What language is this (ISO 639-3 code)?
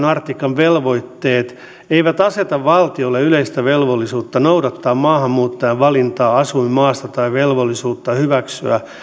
fin